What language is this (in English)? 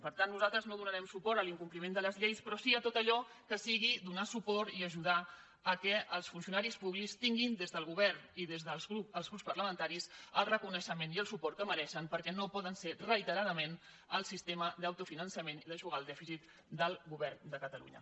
Catalan